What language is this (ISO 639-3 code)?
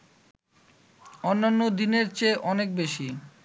ben